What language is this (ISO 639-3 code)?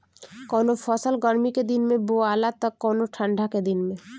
bho